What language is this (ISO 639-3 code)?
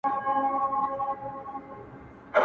pus